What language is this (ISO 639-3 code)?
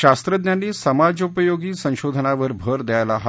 mar